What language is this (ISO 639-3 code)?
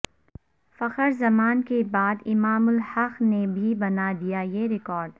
urd